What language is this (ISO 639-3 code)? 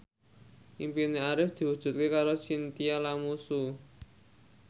jav